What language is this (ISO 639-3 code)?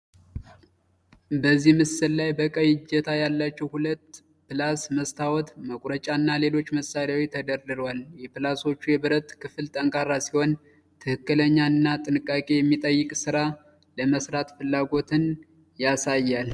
amh